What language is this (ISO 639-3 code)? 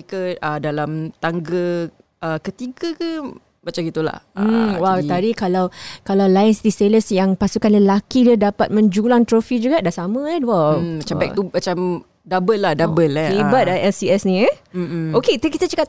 msa